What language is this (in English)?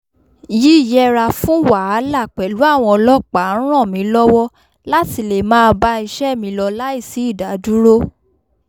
Yoruba